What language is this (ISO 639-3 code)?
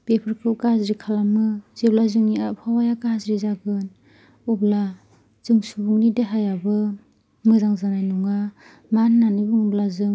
brx